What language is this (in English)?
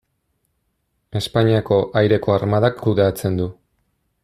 Basque